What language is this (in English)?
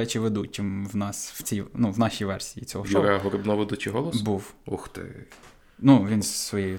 Ukrainian